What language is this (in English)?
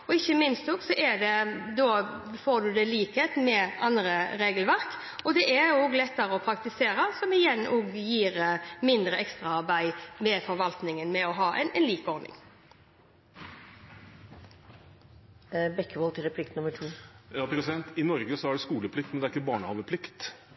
Norwegian Bokmål